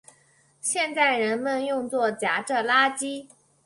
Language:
Chinese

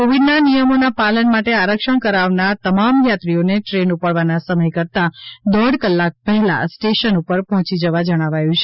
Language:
Gujarati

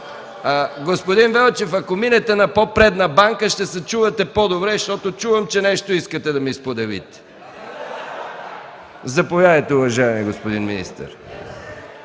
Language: Bulgarian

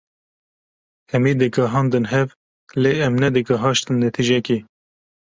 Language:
Kurdish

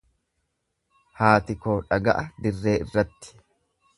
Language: Oromo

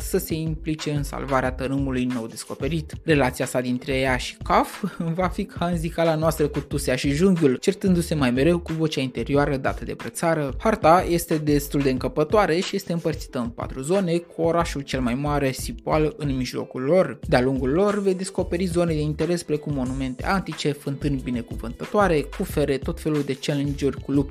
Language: Romanian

